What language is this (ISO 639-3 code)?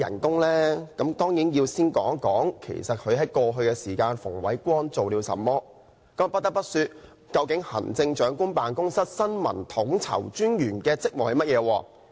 yue